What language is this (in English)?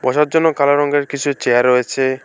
Bangla